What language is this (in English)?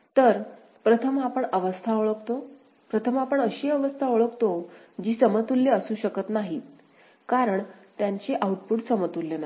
Marathi